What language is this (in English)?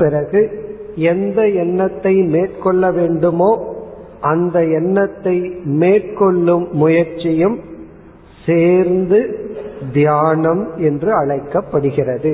Tamil